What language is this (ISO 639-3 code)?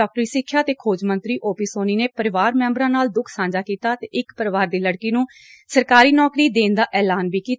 pan